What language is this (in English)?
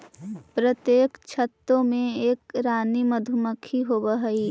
Magahi